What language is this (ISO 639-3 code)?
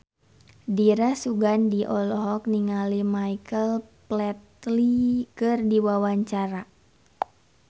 sun